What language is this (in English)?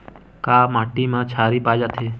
Chhattisgarhi